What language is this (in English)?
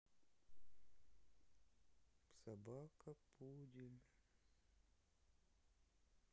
Russian